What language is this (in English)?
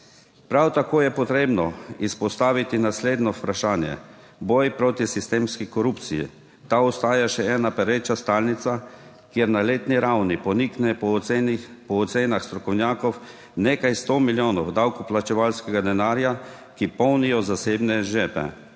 Slovenian